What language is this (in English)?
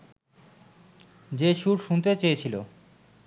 Bangla